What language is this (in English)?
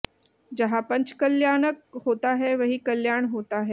Hindi